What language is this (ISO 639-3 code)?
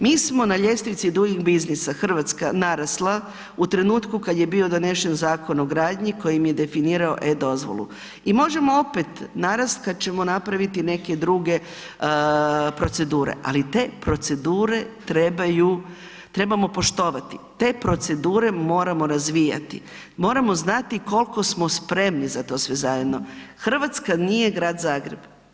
hrv